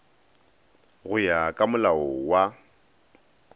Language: Northern Sotho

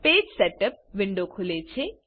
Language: Gujarati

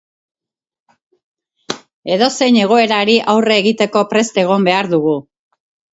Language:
Basque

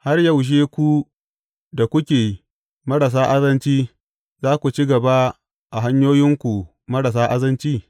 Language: Hausa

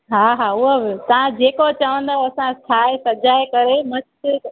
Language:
Sindhi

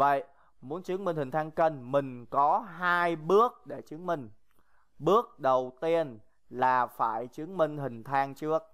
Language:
Vietnamese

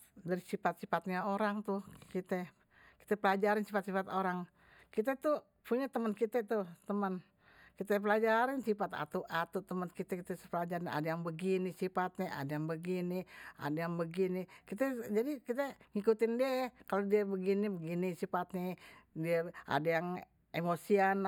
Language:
Betawi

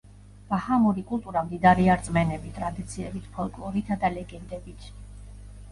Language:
Georgian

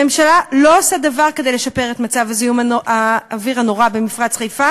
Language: Hebrew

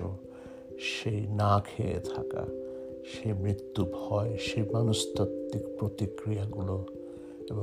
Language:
Bangla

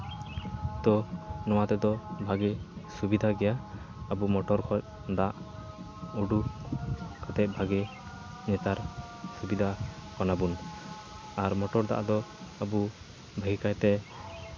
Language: Santali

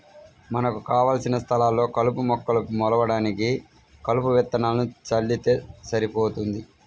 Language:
Telugu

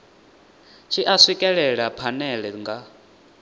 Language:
Venda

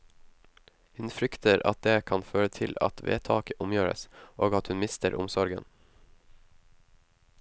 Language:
Norwegian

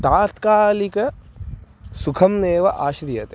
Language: Sanskrit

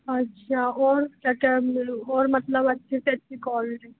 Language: Hindi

